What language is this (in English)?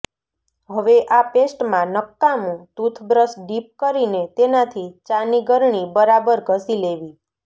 Gujarati